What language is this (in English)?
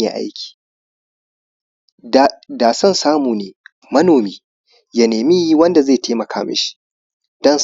Hausa